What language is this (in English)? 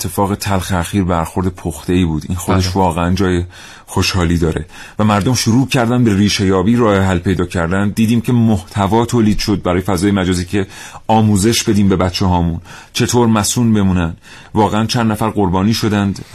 Persian